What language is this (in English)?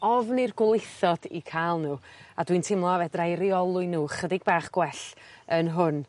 Welsh